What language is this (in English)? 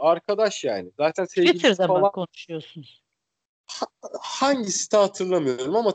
Turkish